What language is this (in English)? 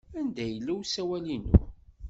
Kabyle